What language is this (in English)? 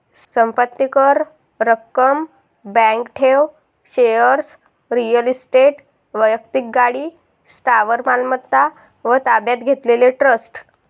Marathi